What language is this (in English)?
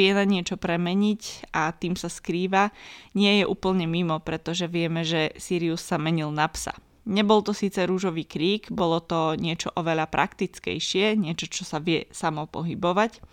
Slovak